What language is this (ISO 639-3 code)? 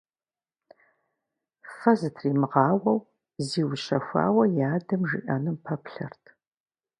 kbd